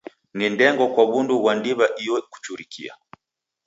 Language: Taita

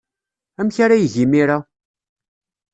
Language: Kabyle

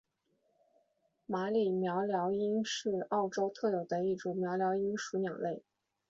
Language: Chinese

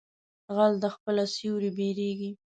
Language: Pashto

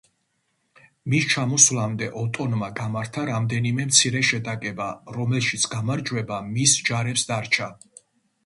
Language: Georgian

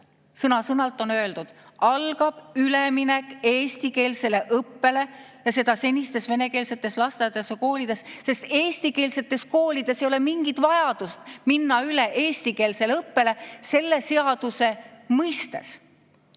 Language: Estonian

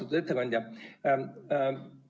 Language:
Estonian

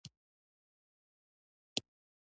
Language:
Pashto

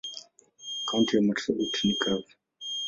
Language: Swahili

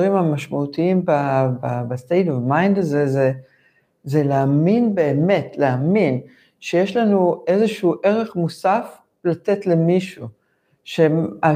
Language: Hebrew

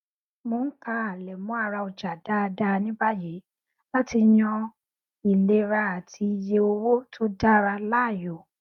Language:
Yoruba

